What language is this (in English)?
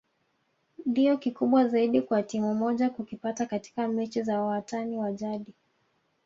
Swahili